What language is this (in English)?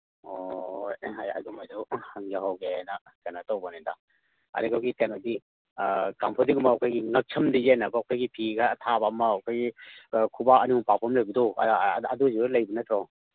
Manipuri